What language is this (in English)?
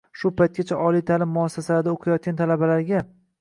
Uzbek